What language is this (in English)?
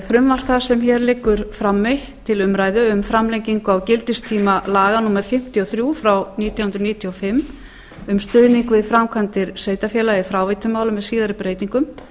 Icelandic